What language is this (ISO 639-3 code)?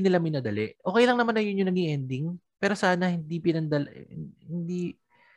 fil